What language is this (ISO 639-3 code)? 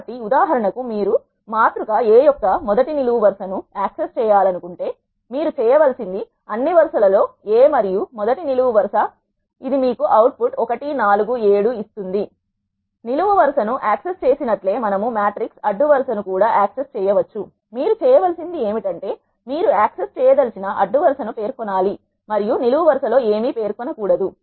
tel